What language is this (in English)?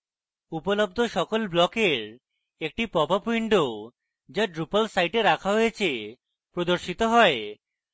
Bangla